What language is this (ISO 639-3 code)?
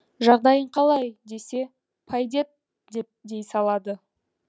kaz